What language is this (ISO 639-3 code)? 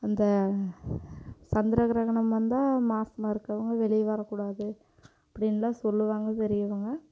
tam